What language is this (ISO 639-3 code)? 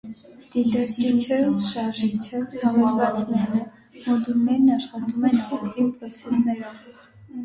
hye